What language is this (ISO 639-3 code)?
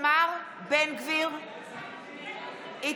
heb